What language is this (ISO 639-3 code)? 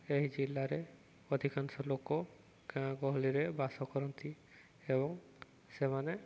ori